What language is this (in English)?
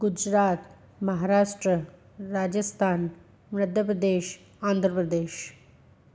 Sindhi